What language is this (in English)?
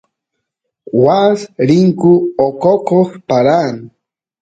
Santiago del Estero Quichua